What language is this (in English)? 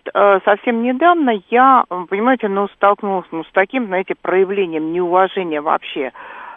Russian